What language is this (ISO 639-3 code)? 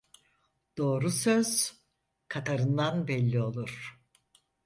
tur